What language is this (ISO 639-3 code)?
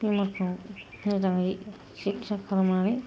brx